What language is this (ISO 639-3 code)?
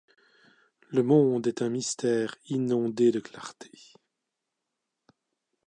fra